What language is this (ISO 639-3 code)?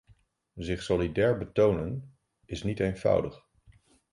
nld